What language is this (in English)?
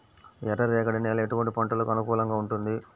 Telugu